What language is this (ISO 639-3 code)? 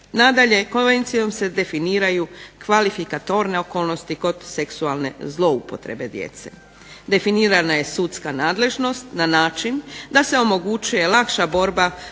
hrv